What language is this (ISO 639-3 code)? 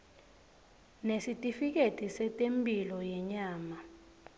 ssw